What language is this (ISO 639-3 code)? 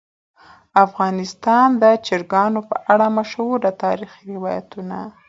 pus